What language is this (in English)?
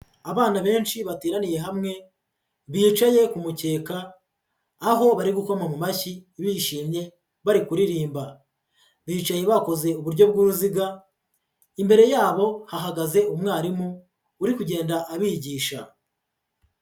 Kinyarwanda